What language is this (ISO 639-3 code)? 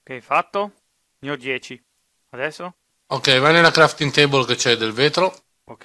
ita